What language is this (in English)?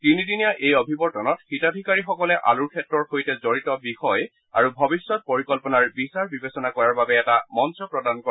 Assamese